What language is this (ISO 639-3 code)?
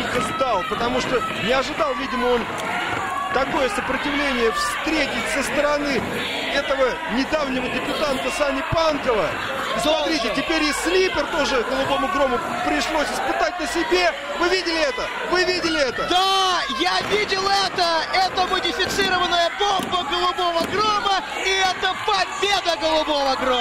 rus